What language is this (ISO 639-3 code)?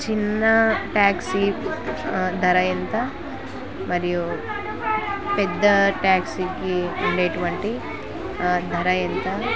tel